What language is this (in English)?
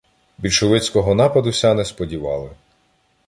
Ukrainian